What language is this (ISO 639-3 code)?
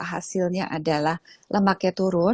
ind